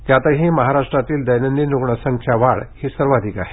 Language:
Marathi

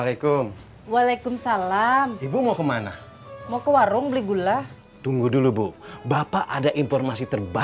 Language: Indonesian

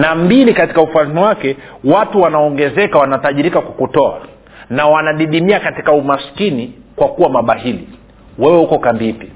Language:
Swahili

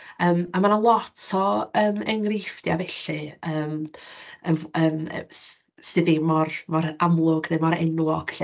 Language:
Welsh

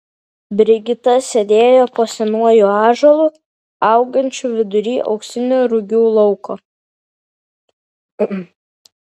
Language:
Lithuanian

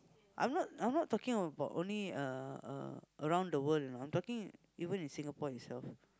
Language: English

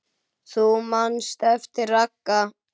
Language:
Icelandic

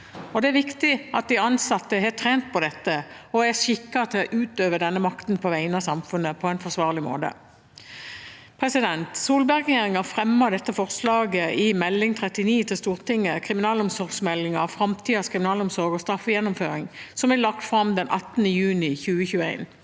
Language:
Norwegian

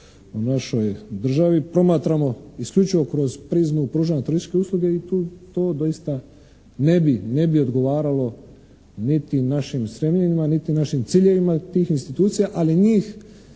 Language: Croatian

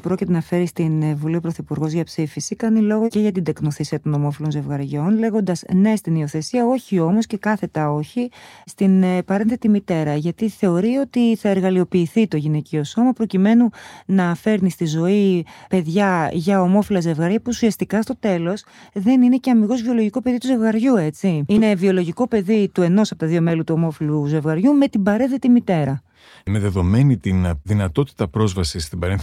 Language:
Greek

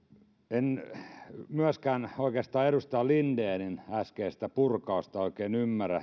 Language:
Finnish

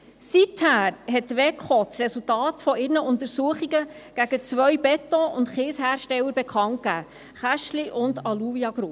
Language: Swiss German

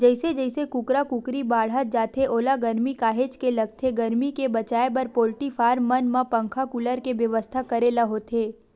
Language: Chhattisgarhi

